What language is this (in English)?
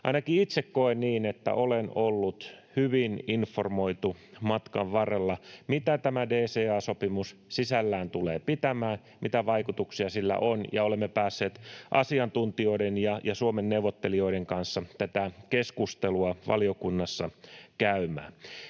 Finnish